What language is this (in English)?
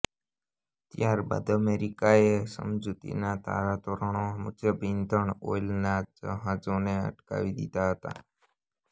Gujarati